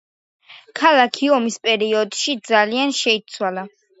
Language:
Georgian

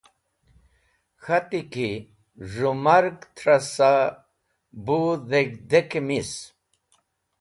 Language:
Wakhi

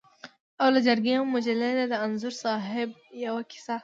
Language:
Pashto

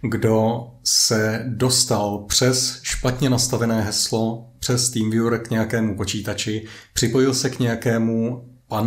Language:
Czech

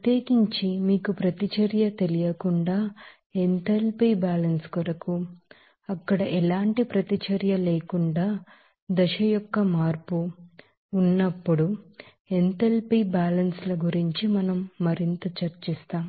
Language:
Telugu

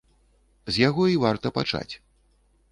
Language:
Belarusian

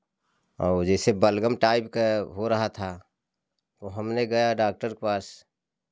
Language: Hindi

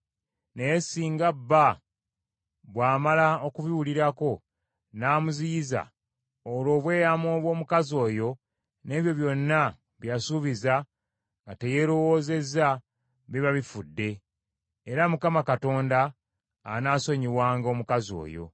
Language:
Ganda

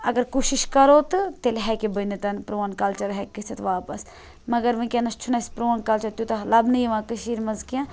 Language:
Kashmiri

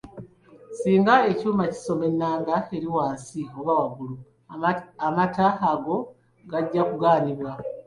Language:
Ganda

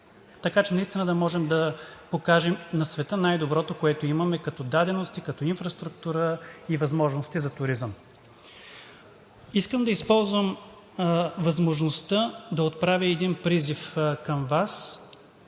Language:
Bulgarian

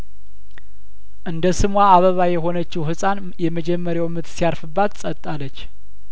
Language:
Amharic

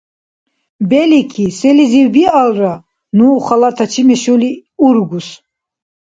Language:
Dargwa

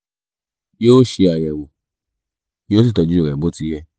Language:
Yoruba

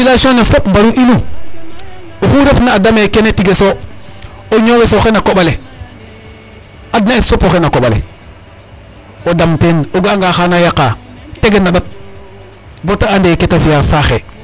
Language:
Serer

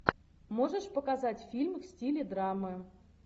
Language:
Russian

